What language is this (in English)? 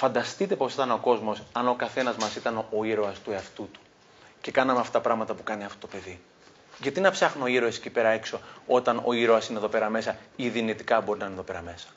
Greek